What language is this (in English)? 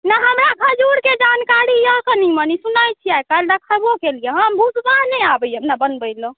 Maithili